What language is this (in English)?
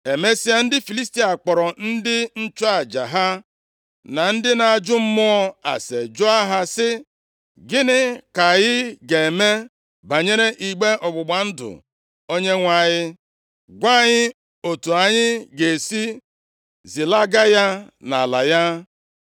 Igbo